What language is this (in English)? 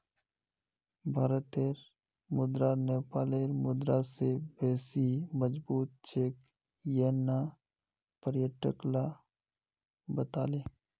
Magahi